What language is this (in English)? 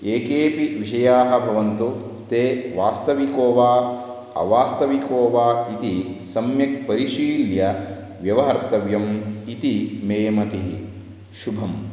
Sanskrit